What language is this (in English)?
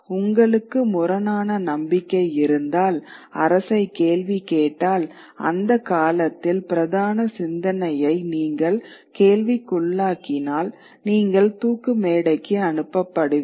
Tamil